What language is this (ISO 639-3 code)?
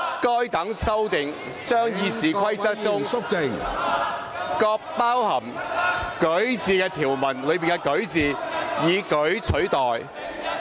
yue